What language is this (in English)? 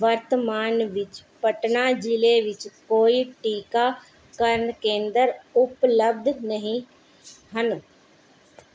Punjabi